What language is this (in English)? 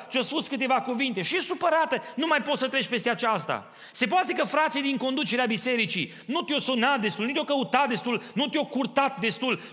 Romanian